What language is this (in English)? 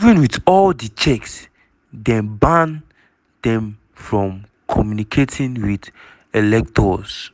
Nigerian Pidgin